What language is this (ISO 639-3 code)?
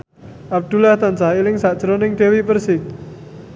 jav